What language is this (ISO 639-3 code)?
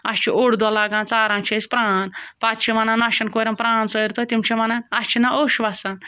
kas